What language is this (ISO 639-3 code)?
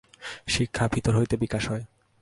ben